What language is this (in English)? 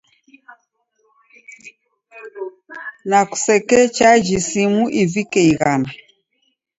Taita